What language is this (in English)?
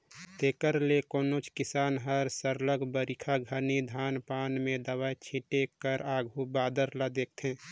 Chhattisgarhi